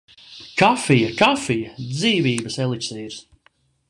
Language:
Latvian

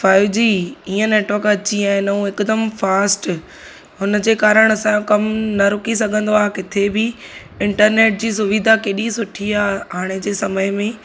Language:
Sindhi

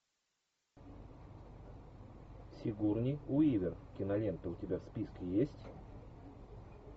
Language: Russian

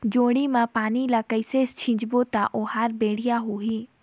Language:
Chhattisgarhi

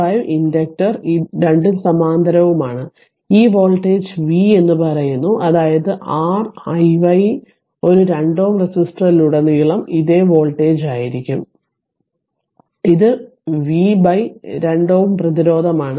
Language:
Malayalam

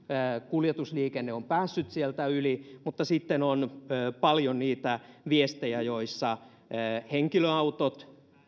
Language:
Finnish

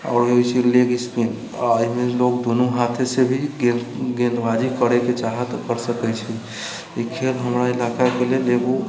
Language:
Maithili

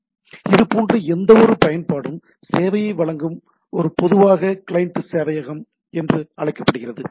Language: Tamil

